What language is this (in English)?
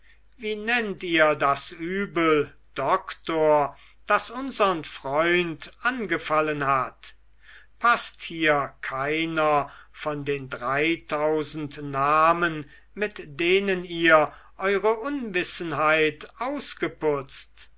German